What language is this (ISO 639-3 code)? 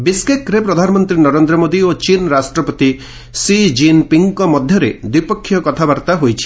ori